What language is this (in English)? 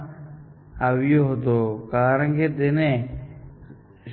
Gujarati